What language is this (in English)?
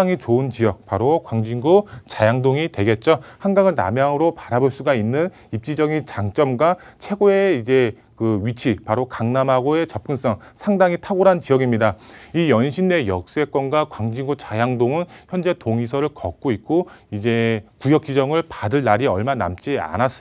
Korean